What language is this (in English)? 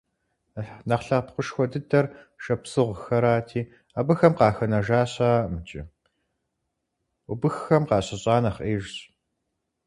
Kabardian